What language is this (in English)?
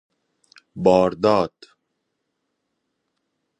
Persian